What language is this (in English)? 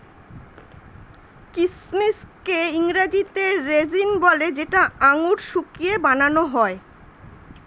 Bangla